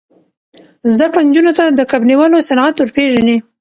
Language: Pashto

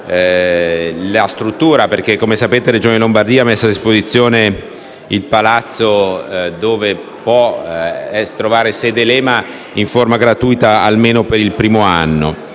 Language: Italian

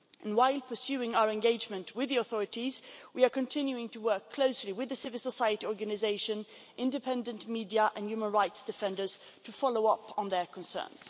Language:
English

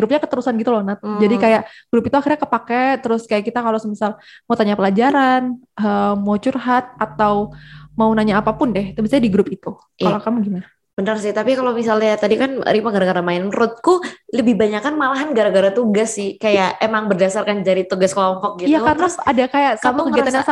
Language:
Indonesian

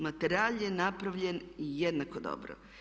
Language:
Croatian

